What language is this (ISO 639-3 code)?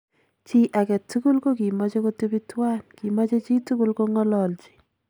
kln